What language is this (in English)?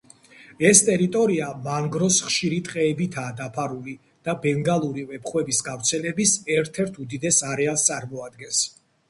Georgian